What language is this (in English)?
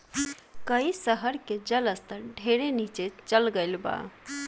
Bhojpuri